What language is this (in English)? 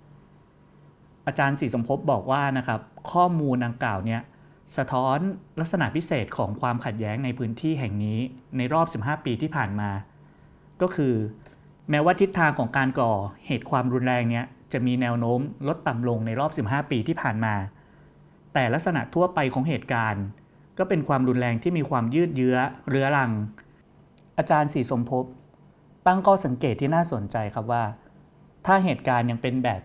Thai